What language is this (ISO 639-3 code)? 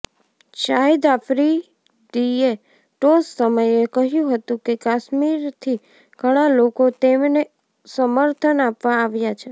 guj